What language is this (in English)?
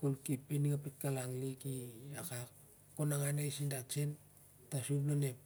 Siar-Lak